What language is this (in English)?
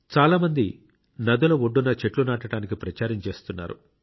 Telugu